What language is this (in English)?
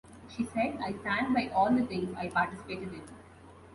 English